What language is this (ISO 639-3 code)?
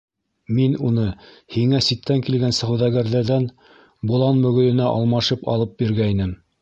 bak